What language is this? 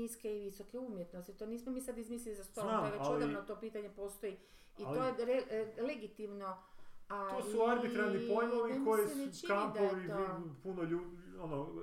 Croatian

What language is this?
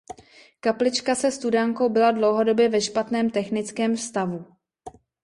Czech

